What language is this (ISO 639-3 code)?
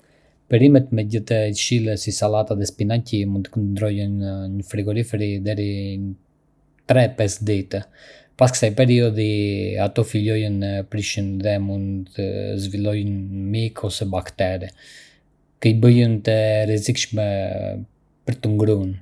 aae